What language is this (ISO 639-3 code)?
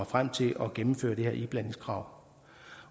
dan